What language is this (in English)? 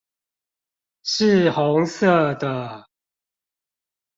Chinese